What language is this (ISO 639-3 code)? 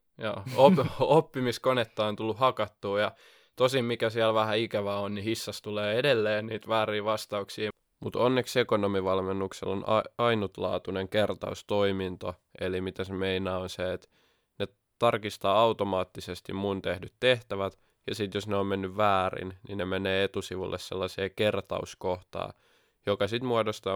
fin